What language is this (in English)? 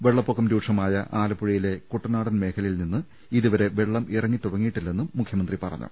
Malayalam